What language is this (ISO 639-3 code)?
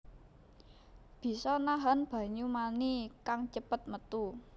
jav